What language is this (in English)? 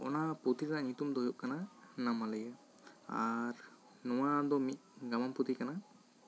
Santali